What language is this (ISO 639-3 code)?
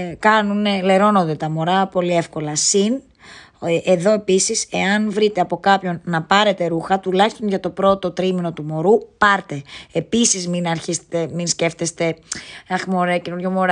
ell